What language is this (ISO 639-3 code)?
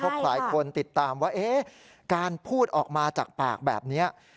tha